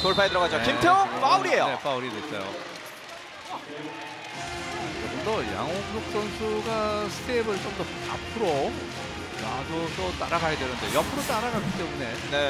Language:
Korean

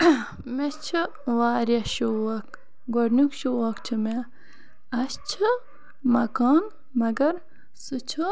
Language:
Kashmiri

